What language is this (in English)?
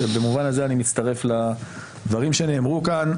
Hebrew